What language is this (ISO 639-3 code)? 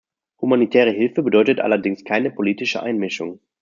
deu